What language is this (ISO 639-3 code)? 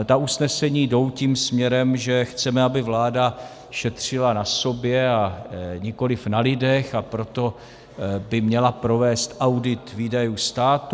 ces